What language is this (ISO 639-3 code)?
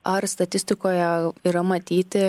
lit